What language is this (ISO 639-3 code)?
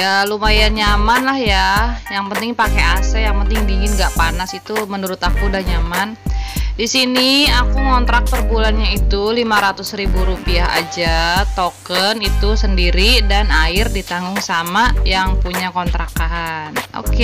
ind